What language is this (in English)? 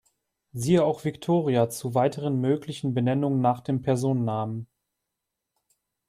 German